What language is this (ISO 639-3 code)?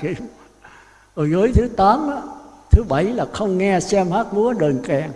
vie